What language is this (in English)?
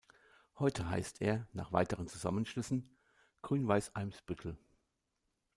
German